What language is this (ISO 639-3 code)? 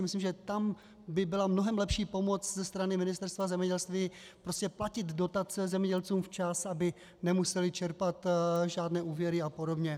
ces